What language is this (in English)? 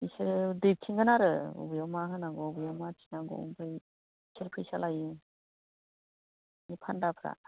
Bodo